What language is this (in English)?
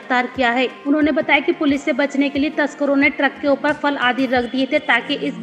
Hindi